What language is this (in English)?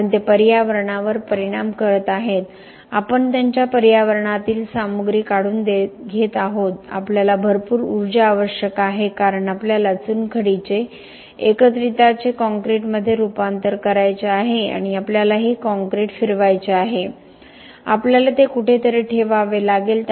Marathi